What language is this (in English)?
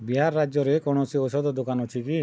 Odia